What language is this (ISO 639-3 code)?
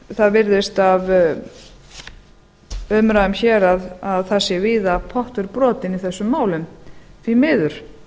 isl